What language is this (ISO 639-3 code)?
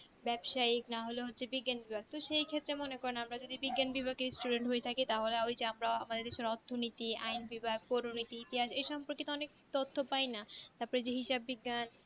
ben